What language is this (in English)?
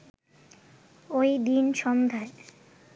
Bangla